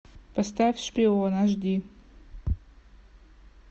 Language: Russian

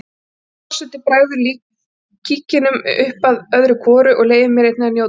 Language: Icelandic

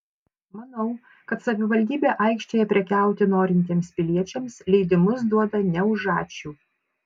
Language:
Lithuanian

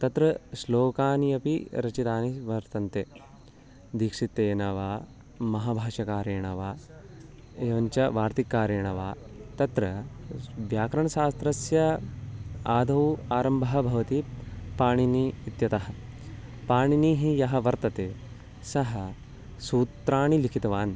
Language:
Sanskrit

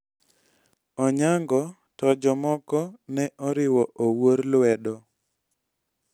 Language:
Luo (Kenya and Tanzania)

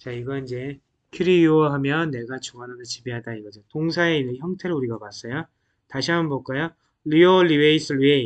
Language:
Korean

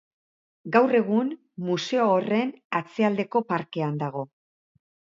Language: Basque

